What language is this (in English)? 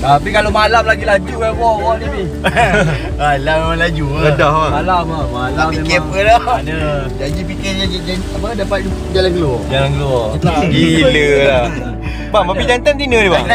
Malay